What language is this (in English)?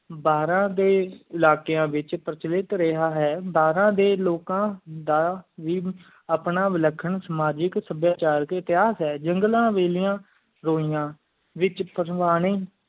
Punjabi